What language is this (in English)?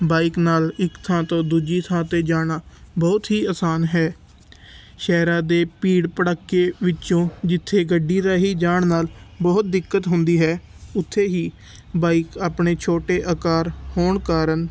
Punjabi